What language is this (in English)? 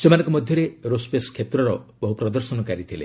Odia